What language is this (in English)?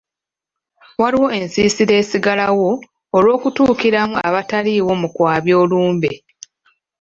Ganda